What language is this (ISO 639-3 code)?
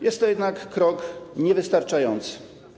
pol